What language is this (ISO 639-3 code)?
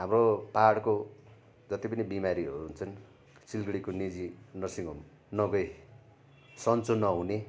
nep